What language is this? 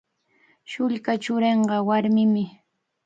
Cajatambo North Lima Quechua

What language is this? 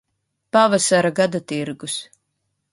Latvian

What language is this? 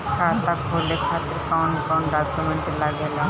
Bhojpuri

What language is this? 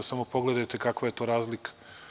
Serbian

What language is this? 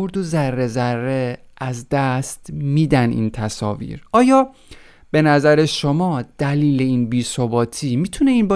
Persian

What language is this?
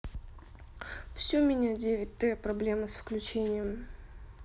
Russian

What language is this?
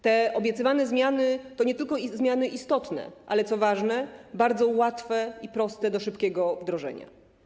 Polish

